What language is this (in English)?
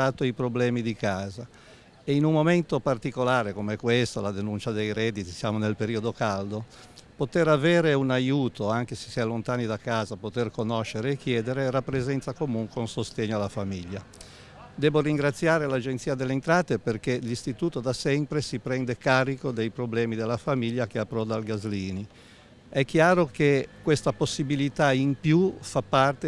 Italian